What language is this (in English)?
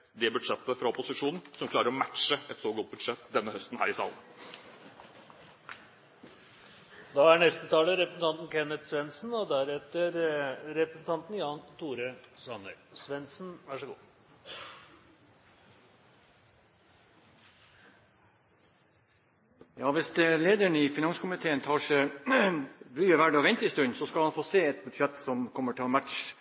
Norwegian Bokmål